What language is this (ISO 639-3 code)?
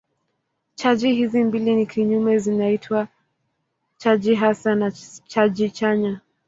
swa